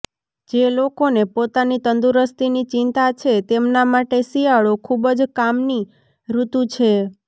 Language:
Gujarati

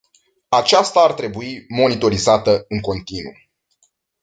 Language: Romanian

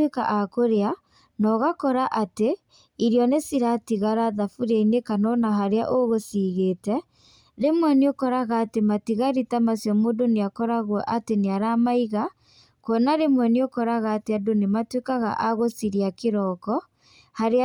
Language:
Kikuyu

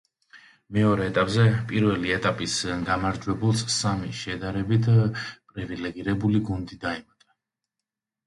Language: Georgian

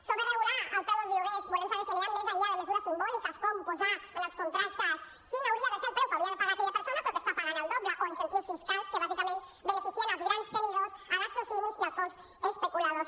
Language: Catalan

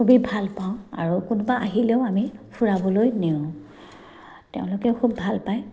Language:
Assamese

